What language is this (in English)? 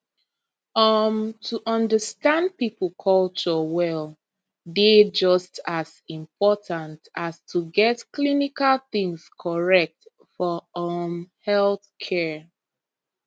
Nigerian Pidgin